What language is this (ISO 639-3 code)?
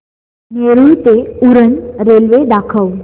mar